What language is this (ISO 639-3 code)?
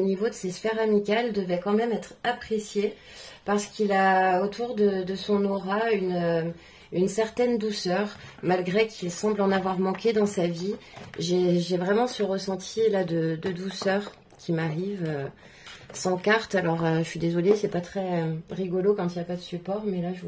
fra